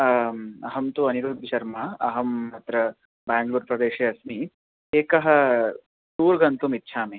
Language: Sanskrit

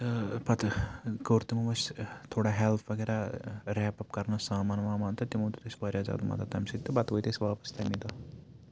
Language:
Kashmiri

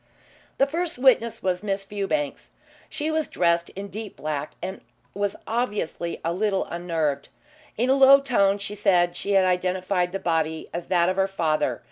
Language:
English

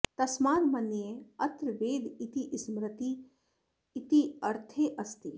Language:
Sanskrit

